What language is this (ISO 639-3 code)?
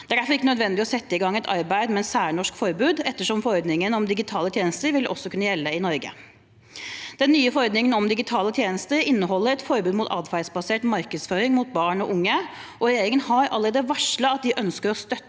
nor